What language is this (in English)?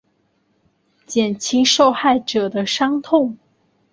Chinese